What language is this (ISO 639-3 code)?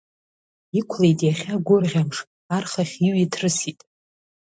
abk